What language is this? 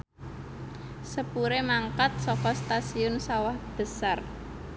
Javanese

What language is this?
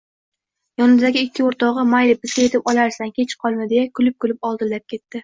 Uzbek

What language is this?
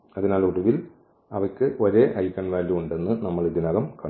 Malayalam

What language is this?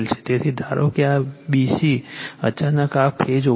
Gujarati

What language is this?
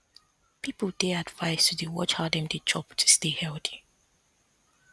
Nigerian Pidgin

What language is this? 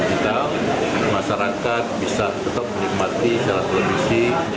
Indonesian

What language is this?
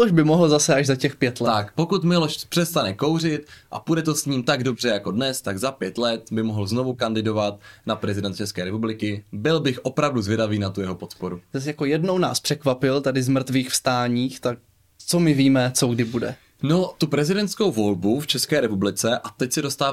Czech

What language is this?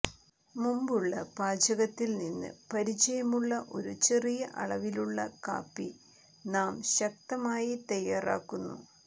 Malayalam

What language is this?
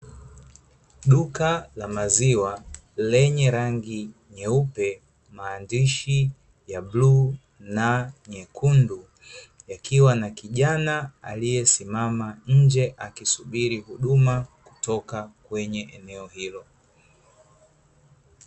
Swahili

